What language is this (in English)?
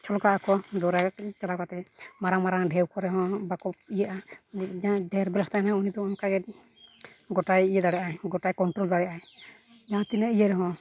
Santali